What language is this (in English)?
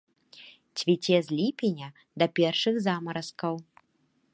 Belarusian